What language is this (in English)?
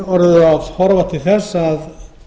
Icelandic